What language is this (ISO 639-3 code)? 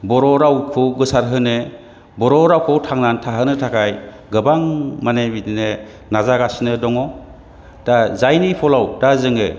brx